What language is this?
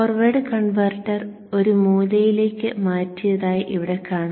Malayalam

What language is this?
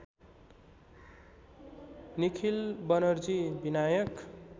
Nepali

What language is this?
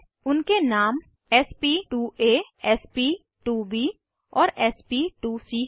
Hindi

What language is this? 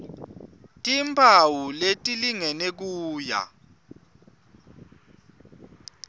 Swati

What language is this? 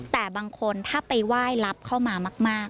Thai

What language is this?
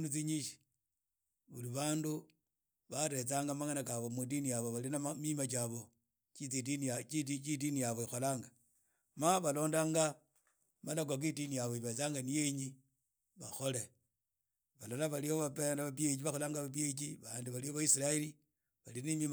Idakho-Isukha-Tiriki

